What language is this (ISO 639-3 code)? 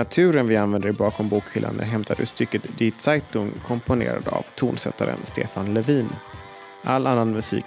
swe